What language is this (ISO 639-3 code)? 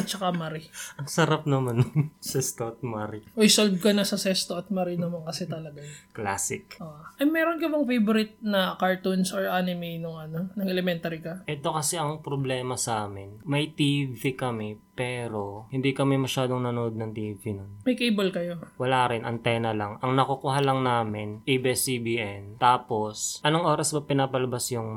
fil